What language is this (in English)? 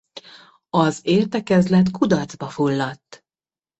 Hungarian